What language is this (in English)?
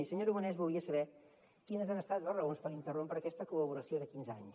Catalan